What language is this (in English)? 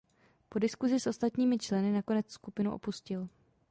Czech